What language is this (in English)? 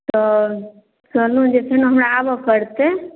Maithili